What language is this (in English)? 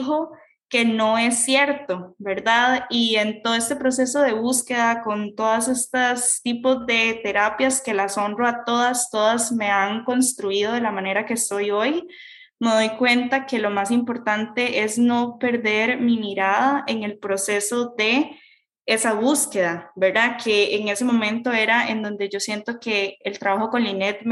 Spanish